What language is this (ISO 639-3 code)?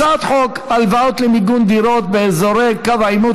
heb